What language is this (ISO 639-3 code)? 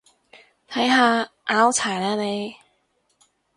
yue